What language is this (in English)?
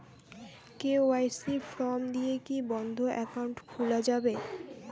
Bangla